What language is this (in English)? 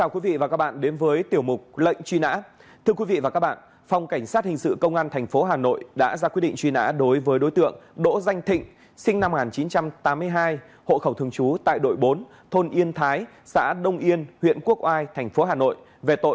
Vietnamese